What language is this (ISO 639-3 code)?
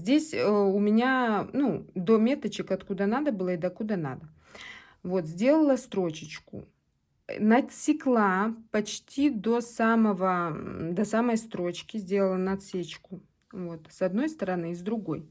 rus